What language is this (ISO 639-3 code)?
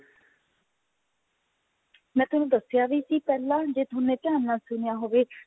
pan